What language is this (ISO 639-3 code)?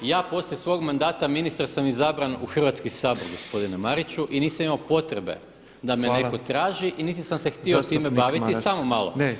hrv